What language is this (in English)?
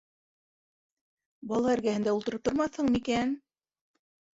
Bashkir